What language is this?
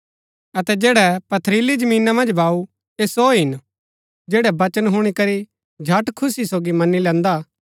Gaddi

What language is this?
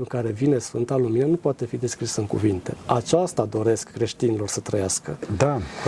Romanian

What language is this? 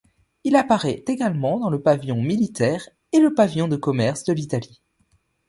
French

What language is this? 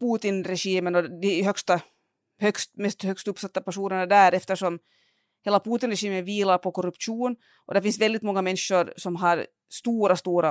Swedish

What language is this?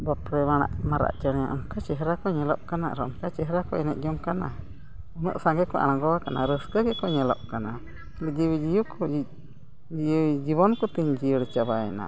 Santali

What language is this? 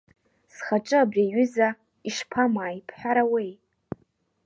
Abkhazian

